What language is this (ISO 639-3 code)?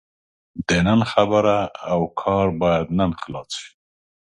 pus